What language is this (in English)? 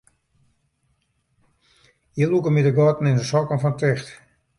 Western Frisian